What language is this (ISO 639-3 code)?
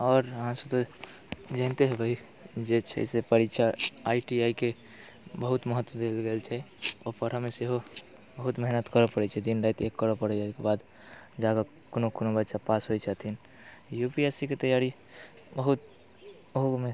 mai